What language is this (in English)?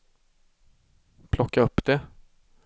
Swedish